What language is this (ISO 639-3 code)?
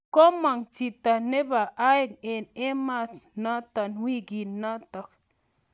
kln